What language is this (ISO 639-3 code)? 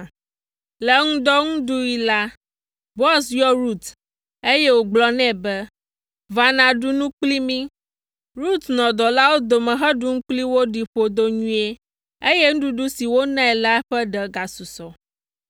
ewe